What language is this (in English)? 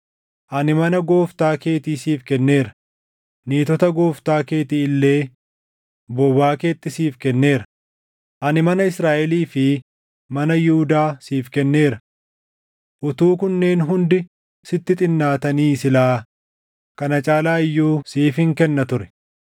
Oromo